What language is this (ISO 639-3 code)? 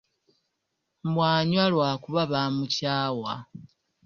lug